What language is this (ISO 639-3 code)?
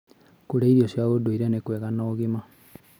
kik